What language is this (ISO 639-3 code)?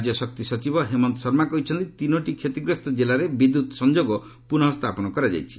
ori